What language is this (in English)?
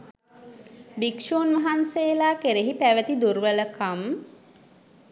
Sinhala